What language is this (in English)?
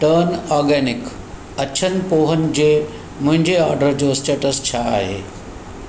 Sindhi